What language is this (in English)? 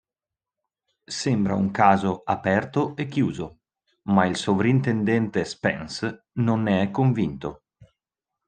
Italian